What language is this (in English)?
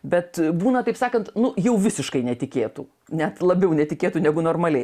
Lithuanian